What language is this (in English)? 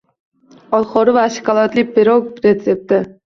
Uzbek